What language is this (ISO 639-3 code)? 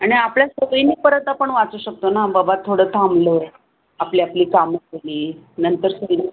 mar